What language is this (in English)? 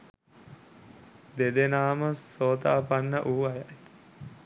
Sinhala